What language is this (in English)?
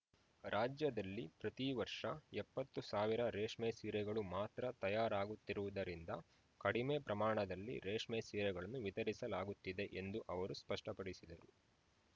Kannada